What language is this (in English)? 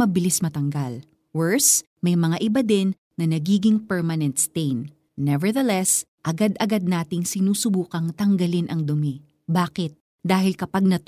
Filipino